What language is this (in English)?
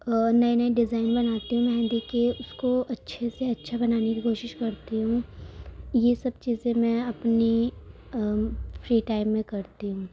Urdu